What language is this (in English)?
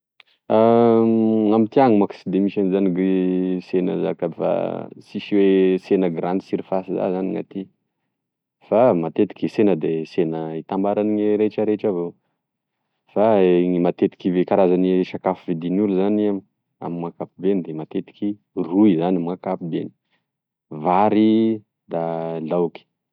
Tesaka Malagasy